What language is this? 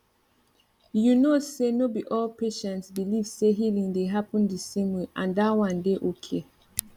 Nigerian Pidgin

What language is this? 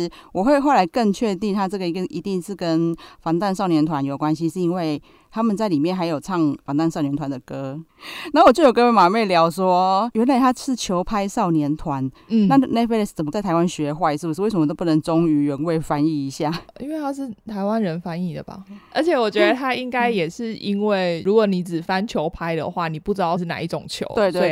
Chinese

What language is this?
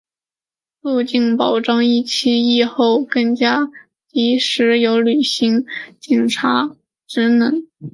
Chinese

